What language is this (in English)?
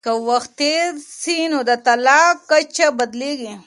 Pashto